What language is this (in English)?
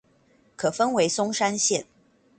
Chinese